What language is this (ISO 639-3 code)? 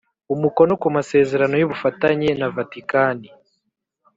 kin